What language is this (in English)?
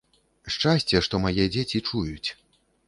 Belarusian